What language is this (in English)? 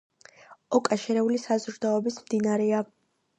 Georgian